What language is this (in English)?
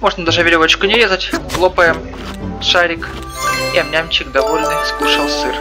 Russian